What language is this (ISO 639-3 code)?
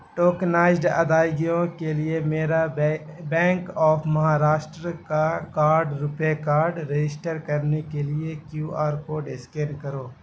urd